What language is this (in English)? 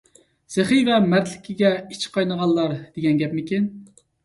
Uyghur